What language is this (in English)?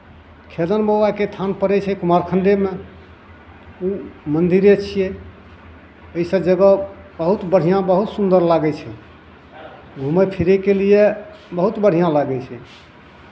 Maithili